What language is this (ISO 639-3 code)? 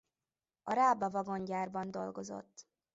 hun